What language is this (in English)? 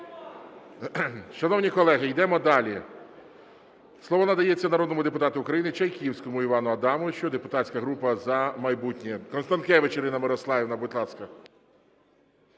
Ukrainian